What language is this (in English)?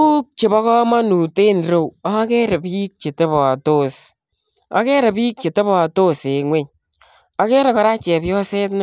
Kalenjin